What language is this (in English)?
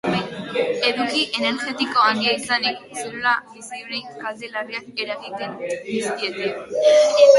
Basque